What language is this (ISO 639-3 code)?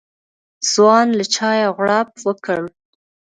pus